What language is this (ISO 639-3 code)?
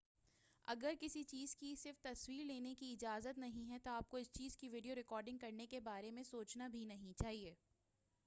urd